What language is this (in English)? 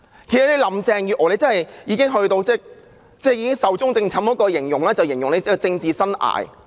Cantonese